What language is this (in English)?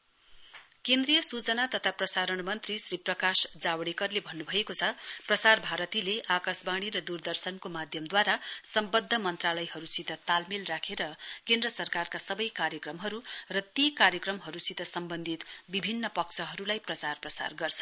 Nepali